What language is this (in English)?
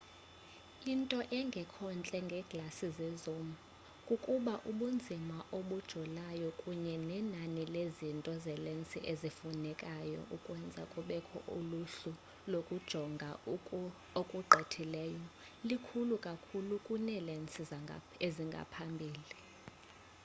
Xhosa